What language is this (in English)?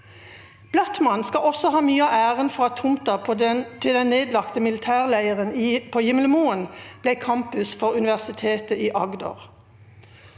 Norwegian